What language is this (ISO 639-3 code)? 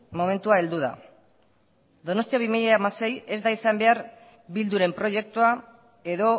eus